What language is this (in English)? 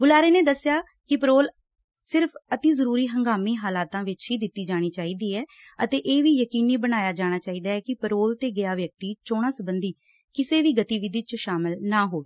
Punjabi